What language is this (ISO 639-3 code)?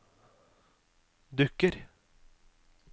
nor